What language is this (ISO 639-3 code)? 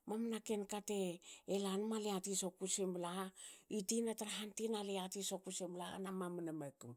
hao